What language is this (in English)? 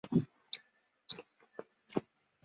Chinese